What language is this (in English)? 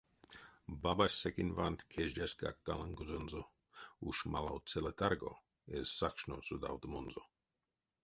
Erzya